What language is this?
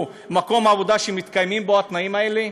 Hebrew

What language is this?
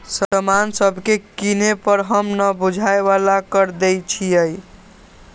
Magahi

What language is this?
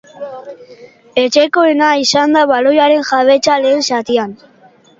Basque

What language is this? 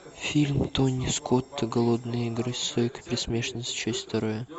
Russian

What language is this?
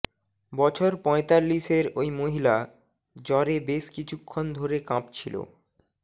Bangla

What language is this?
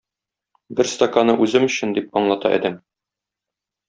Tatar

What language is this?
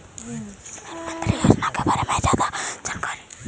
Magahi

